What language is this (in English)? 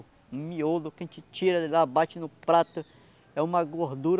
Portuguese